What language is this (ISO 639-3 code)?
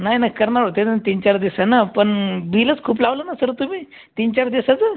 mar